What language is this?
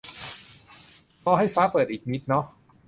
Thai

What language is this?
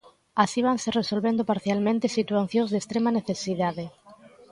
Galician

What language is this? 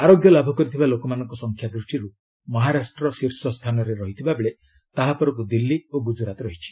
Odia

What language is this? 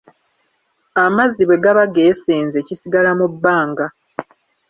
Ganda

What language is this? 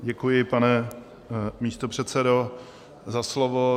Czech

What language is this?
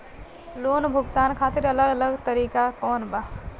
Bhojpuri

